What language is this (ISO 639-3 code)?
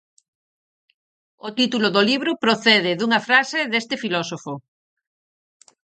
glg